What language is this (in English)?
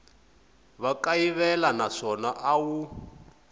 Tsonga